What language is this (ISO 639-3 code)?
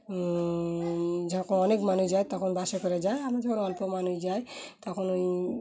ben